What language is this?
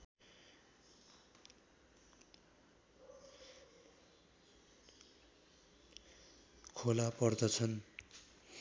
Nepali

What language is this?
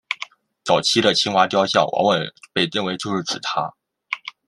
Chinese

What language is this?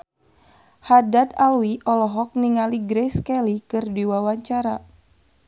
Sundanese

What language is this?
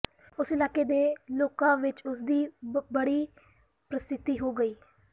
Punjabi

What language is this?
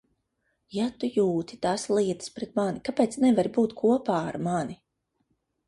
Latvian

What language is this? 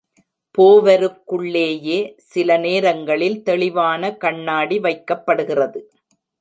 Tamil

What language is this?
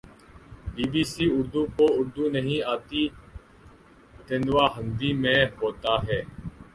Urdu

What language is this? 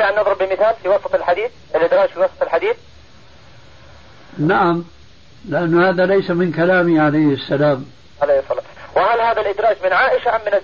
Arabic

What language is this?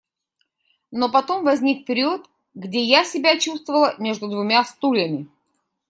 Russian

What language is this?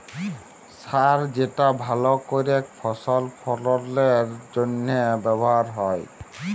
Bangla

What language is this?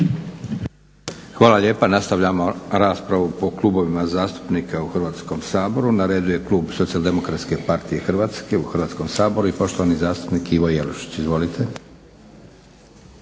Croatian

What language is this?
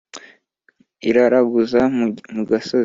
Kinyarwanda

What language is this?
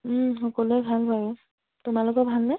Assamese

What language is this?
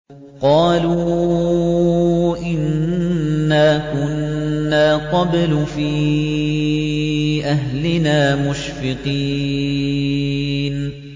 Arabic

